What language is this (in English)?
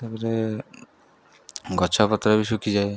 Odia